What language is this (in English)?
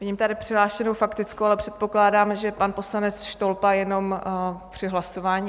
Czech